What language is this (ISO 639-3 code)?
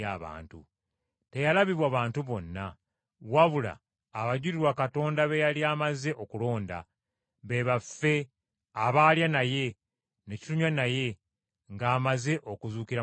lug